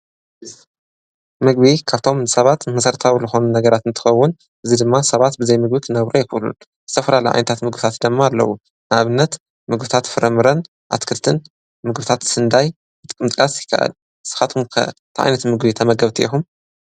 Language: Tigrinya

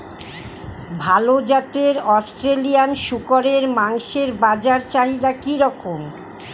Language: Bangla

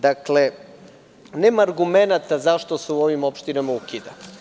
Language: Serbian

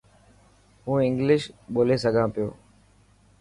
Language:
Dhatki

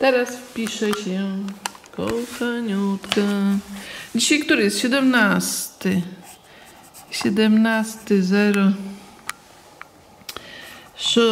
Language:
Polish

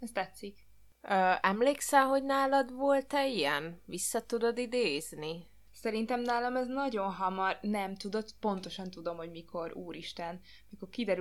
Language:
Hungarian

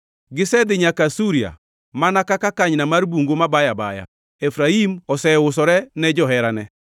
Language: Luo (Kenya and Tanzania)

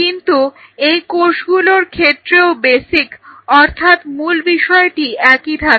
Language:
Bangla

